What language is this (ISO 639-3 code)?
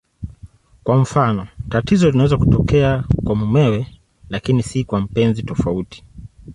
swa